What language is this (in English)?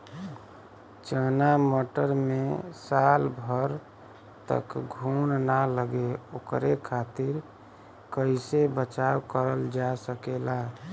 Bhojpuri